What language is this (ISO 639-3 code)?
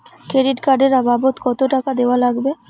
ben